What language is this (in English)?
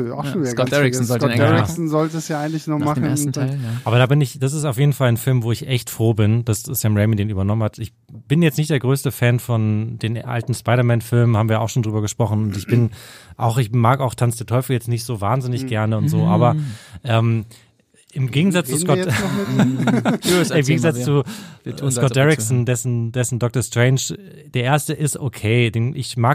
German